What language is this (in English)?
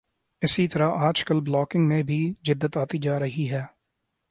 Urdu